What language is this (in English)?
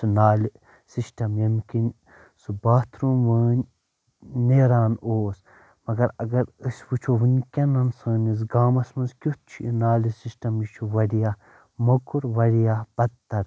Kashmiri